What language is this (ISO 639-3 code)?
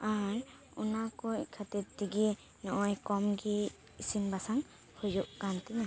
sat